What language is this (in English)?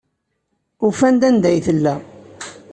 Kabyle